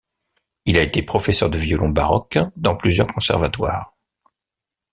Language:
French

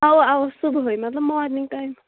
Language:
Kashmiri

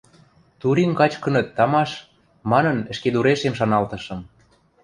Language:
Western Mari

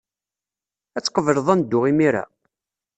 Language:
Kabyle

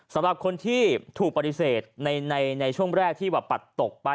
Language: Thai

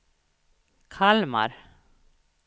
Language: Swedish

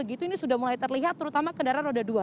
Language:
Indonesian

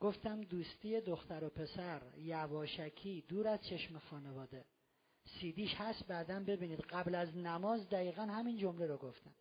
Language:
Persian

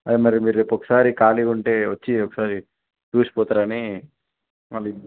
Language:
Telugu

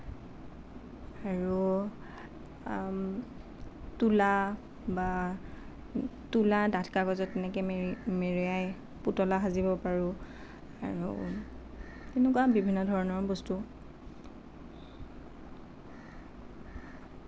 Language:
Assamese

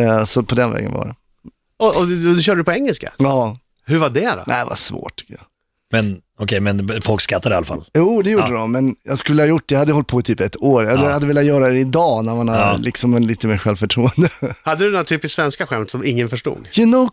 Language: Swedish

